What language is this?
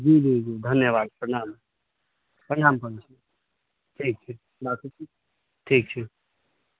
Maithili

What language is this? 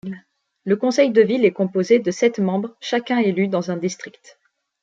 French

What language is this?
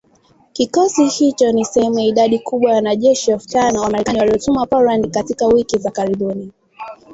Swahili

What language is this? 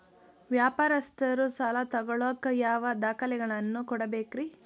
Kannada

